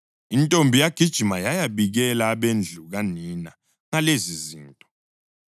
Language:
North Ndebele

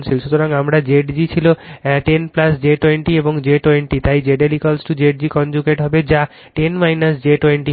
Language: Bangla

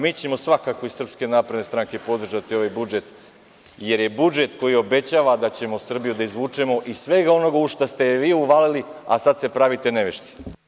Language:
Serbian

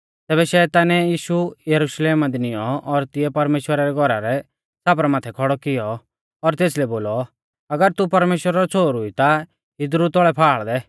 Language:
Mahasu Pahari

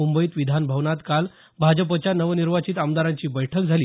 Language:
Marathi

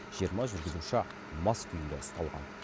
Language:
Kazakh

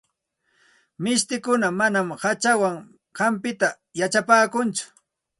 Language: Santa Ana de Tusi Pasco Quechua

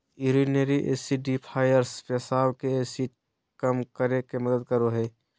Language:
Magahi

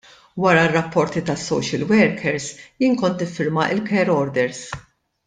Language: Maltese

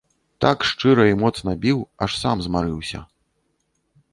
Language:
Belarusian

